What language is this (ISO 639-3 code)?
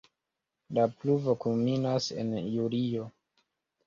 epo